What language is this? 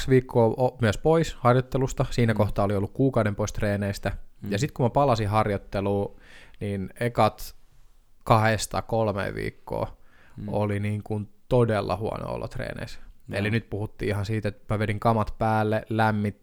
Finnish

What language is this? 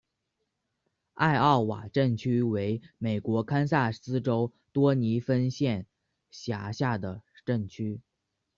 Chinese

